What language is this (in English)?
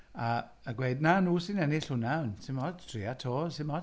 Welsh